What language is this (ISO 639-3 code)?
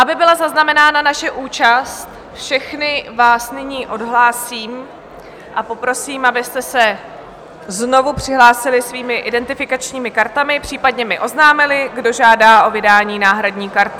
ces